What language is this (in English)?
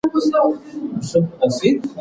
Pashto